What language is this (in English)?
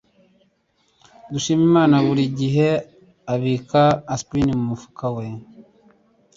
Kinyarwanda